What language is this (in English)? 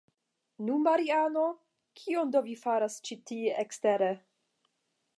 Esperanto